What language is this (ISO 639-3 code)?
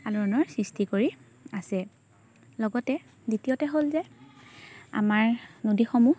asm